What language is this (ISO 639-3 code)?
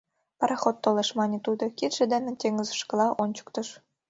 chm